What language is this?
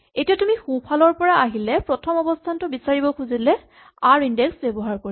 Assamese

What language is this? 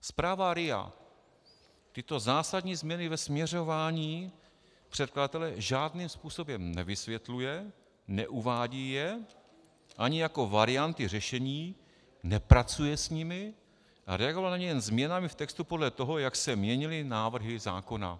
Czech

